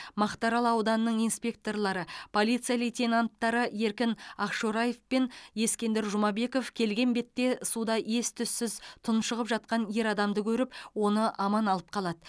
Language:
Kazakh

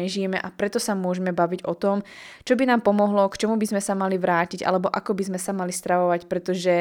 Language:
Slovak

